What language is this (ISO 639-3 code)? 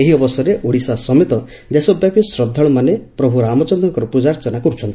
ori